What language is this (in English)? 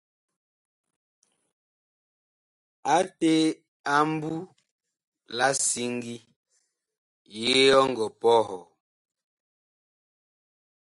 Bakoko